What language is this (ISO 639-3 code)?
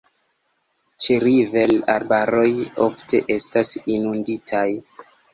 epo